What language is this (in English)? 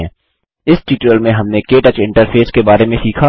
Hindi